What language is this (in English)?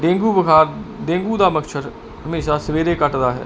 Punjabi